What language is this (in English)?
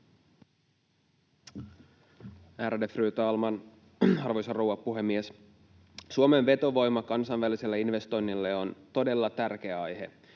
Finnish